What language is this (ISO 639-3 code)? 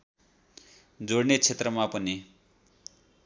nep